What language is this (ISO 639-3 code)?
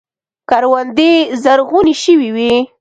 pus